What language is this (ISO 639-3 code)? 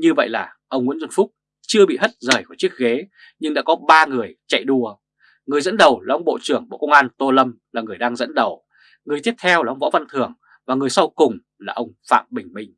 vie